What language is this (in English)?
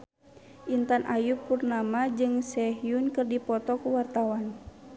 Sundanese